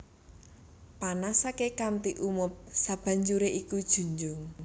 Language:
Javanese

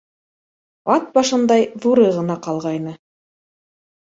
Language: Bashkir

